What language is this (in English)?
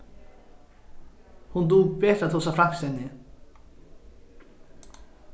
Faroese